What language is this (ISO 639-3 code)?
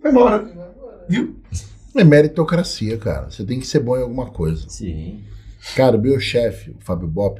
por